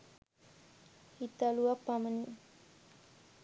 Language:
Sinhala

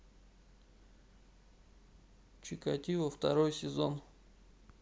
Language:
Russian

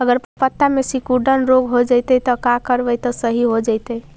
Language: Magahi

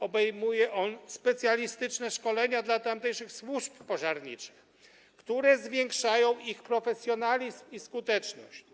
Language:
Polish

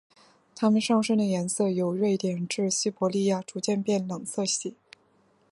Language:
Chinese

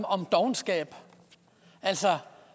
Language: Danish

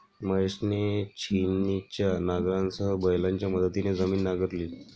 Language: Marathi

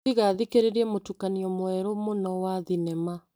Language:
Kikuyu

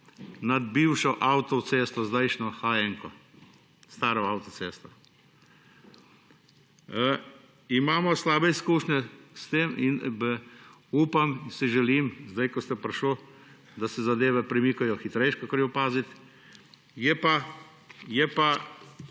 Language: Slovenian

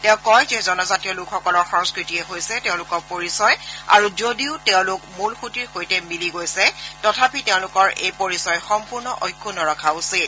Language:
Assamese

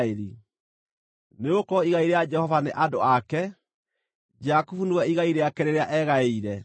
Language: Kikuyu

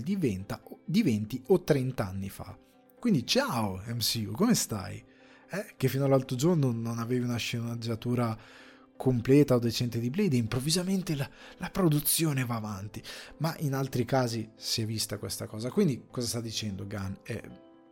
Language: Italian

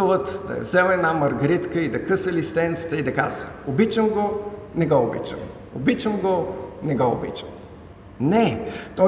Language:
Bulgarian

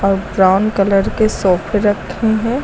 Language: Hindi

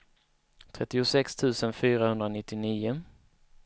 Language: Swedish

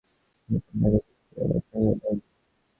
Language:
Bangla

